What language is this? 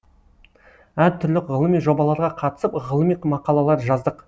Kazakh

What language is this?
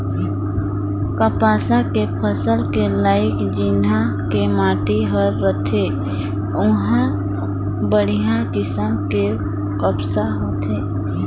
Chhattisgarhi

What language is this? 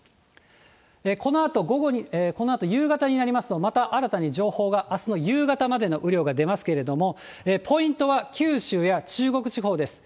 Japanese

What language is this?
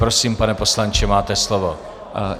Czech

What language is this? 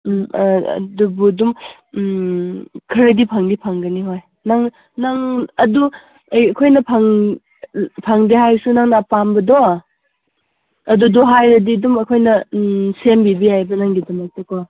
Manipuri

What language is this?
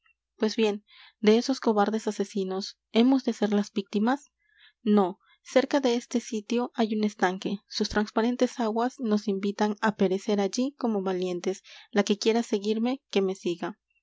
Spanish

